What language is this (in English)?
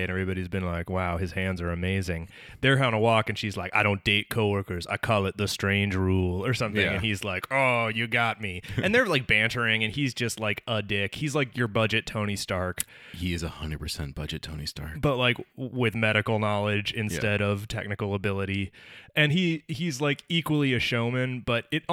English